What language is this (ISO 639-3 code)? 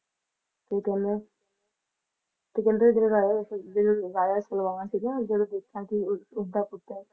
pan